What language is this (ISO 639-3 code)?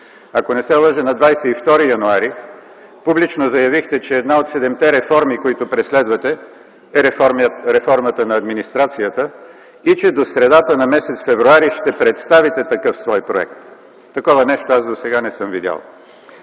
bul